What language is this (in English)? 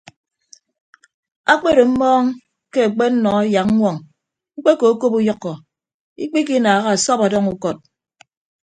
Ibibio